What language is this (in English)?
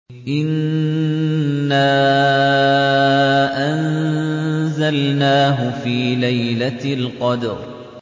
Arabic